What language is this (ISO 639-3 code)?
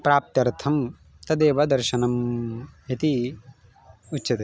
san